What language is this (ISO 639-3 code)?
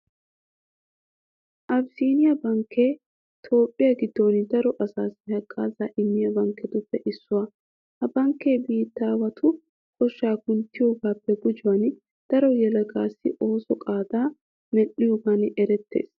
wal